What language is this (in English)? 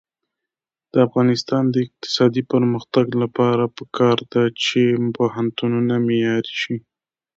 Pashto